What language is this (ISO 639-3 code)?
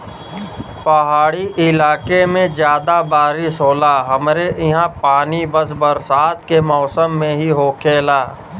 bho